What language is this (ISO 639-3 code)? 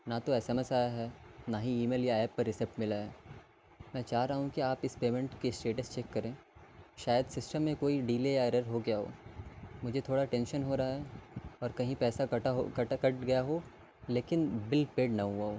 urd